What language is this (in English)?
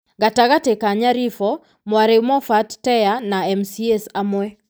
Kikuyu